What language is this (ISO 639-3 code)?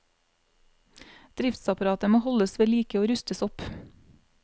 nor